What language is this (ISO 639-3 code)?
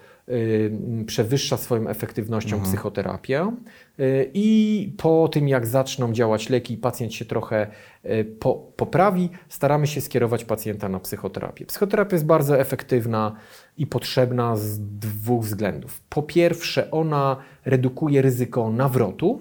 pol